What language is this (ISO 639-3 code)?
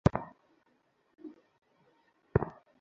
ben